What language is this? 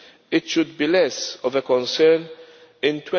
English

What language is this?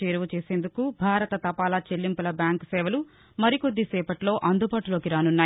Telugu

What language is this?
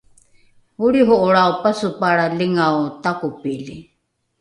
Rukai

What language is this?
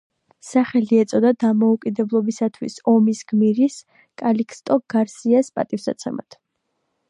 Georgian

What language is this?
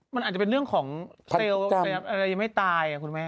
Thai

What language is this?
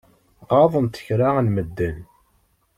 Kabyle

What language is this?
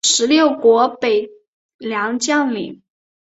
Chinese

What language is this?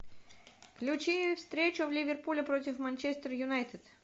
Russian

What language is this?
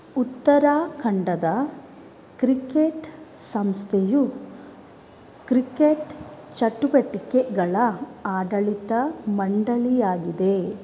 Kannada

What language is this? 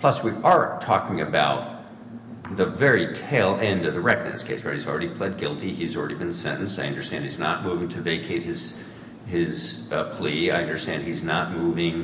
English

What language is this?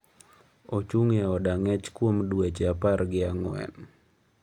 Luo (Kenya and Tanzania)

